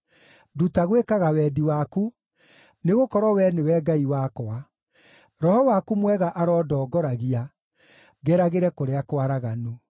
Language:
Kikuyu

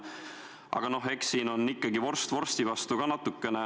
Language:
Estonian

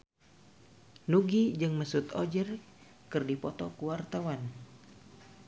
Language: Sundanese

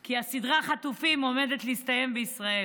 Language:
Hebrew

